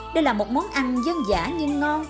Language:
Vietnamese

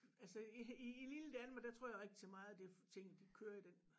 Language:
Danish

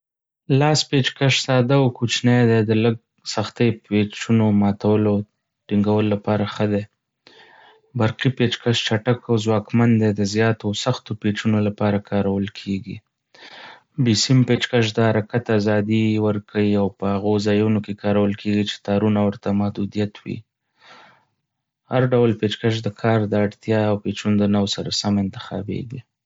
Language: Pashto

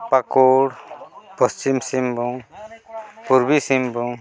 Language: Santali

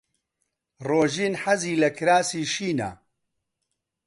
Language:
Central Kurdish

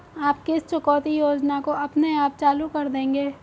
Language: Hindi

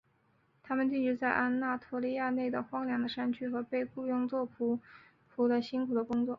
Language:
Chinese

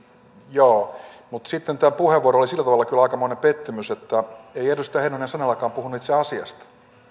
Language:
Finnish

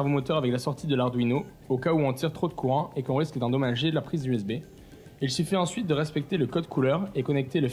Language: French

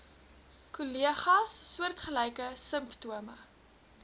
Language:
Afrikaans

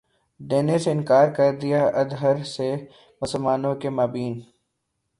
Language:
Urdu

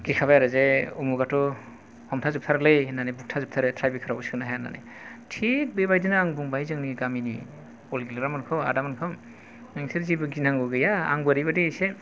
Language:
Bodo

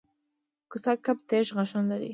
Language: Pashto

